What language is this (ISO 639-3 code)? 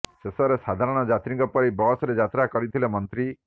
ori